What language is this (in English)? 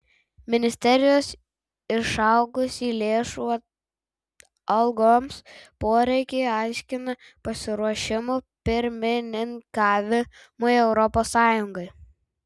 Lithuanian